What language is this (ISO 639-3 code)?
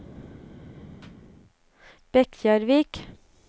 nor